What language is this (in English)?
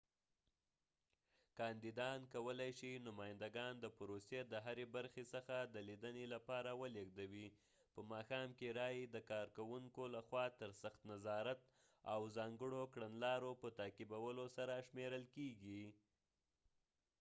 Pashto